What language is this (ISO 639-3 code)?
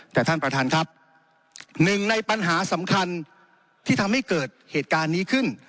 tha